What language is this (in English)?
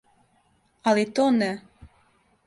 Serbian